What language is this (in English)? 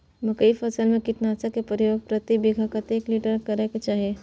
Maithili